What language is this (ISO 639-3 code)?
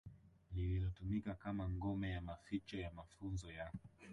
swa